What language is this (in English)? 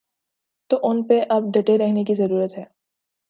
Urdu